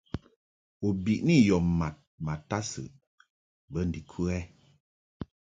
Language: Mungaka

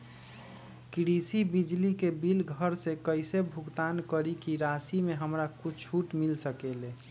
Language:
Magahi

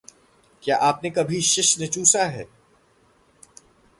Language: Hindi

